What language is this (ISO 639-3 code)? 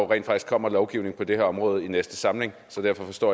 dan